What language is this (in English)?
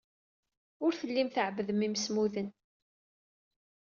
Kabyle